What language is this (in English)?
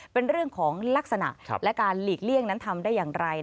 Thai